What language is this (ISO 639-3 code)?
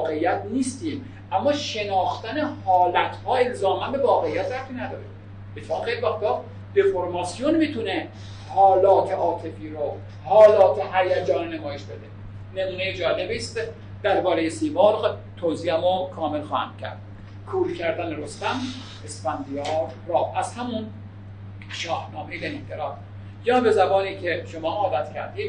fas